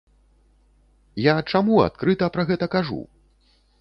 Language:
Belarusian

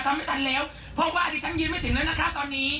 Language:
Thai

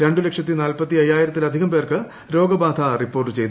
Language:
Malayalam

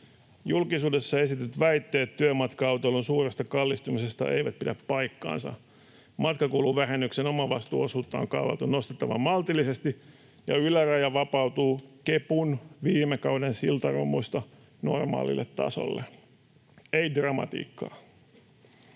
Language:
Finnish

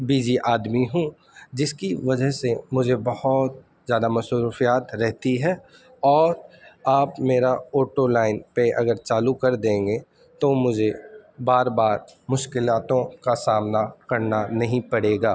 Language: Urdu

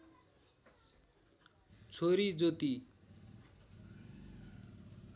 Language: Nepali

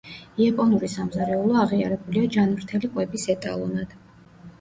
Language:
Georgian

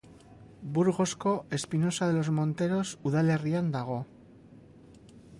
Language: Basque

